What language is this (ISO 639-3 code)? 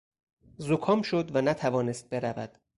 fas